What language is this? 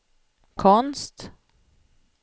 Swedish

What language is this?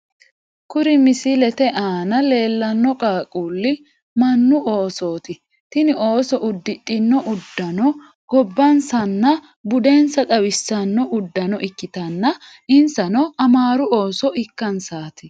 Sidamo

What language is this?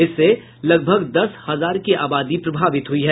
Hindi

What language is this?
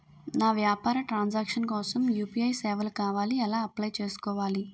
Telugu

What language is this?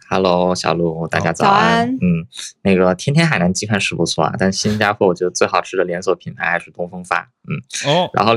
Chinese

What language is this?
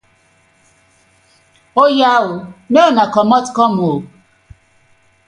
Nigerian Pidgin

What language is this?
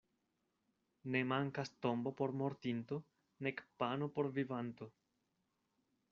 Esperanto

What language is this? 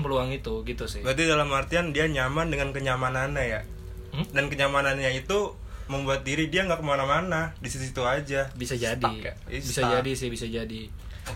Indonesian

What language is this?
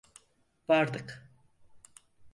Turkish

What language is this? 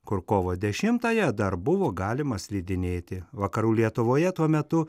Lithuanian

